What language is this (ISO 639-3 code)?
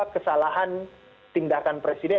ind